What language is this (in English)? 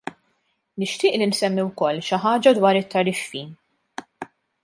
Maltese